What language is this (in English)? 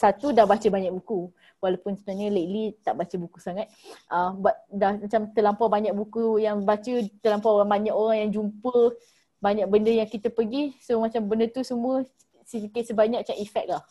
Malay